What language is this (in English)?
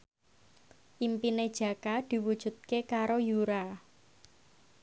Javanese